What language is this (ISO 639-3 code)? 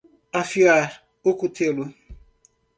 por